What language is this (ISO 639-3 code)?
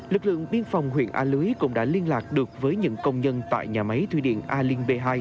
vie